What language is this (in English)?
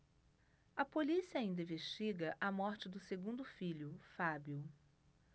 Portuguese